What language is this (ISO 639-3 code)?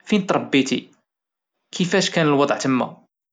ary